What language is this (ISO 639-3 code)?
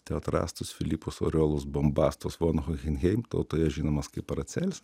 lit